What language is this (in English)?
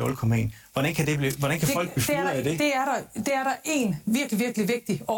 Danish